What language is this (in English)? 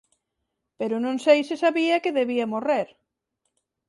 Galician